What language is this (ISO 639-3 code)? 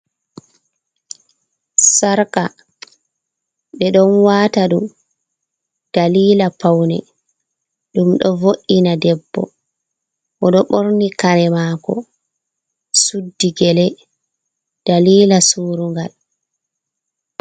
ful